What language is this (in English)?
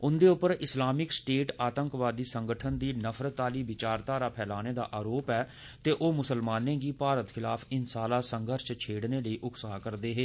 Dogri